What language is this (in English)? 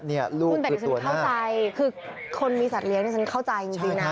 Thai